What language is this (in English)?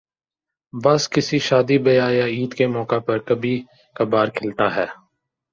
Urdu